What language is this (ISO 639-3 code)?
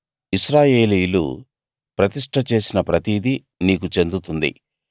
tel